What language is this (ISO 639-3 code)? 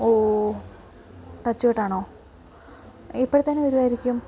mal